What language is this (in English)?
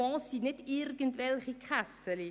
Swiss German